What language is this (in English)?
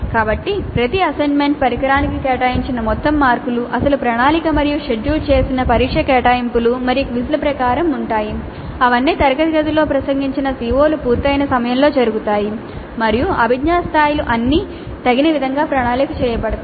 Telugu